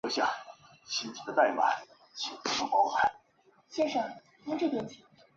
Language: Chinese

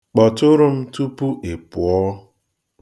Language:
Igbo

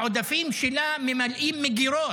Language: Hebrew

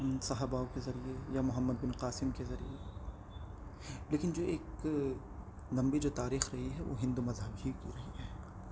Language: Urdu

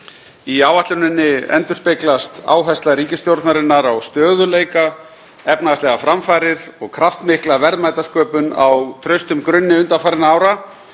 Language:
Icelandic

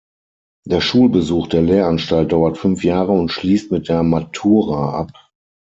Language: German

